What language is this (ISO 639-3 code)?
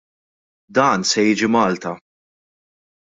mlt